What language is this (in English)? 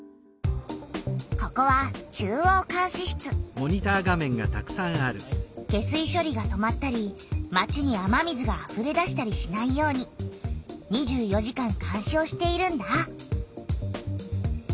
Japanese